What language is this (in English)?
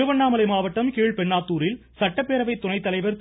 Tamil